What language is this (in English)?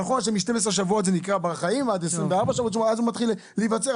Hebrew